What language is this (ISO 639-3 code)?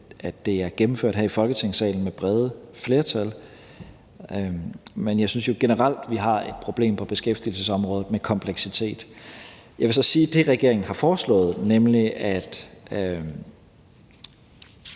dan